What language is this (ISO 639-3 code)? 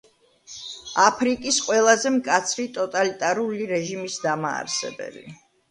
kat